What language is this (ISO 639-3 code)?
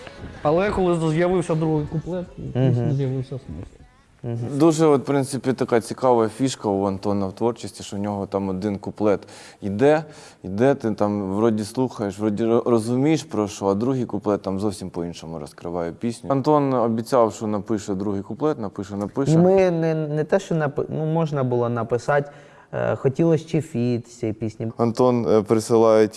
ukr